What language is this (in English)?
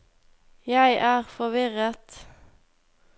Norwegian